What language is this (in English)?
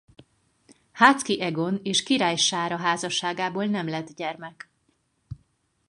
Hungarian